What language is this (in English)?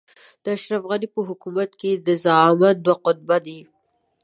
Pashto